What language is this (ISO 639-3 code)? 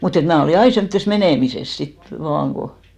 fin